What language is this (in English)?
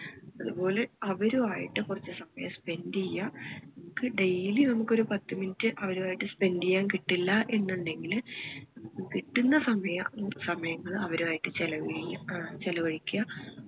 Malayalam